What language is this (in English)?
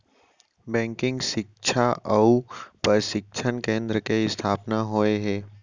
Chhattisgarhi